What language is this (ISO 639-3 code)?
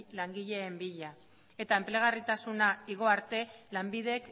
eus